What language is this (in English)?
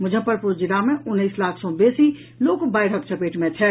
Maithili